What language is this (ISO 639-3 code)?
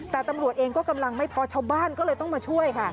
tha